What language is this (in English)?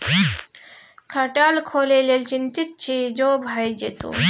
Maithili